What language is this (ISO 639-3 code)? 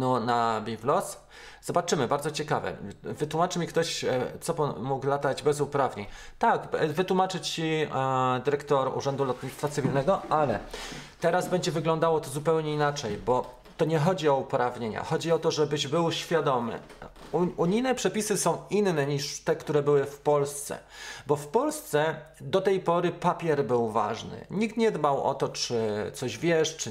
pol